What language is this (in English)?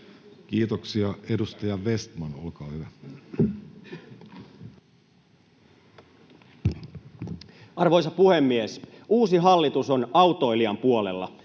Finnish